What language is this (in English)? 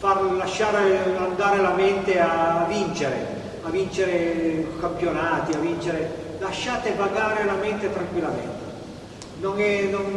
Italian